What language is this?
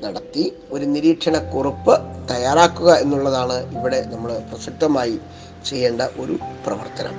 Malayalam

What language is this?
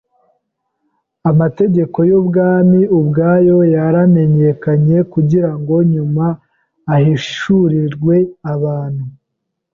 Kinyarwanda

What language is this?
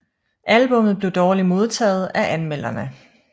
Danish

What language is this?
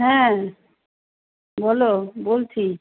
Bangla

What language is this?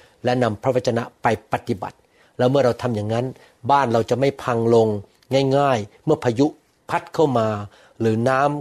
Thai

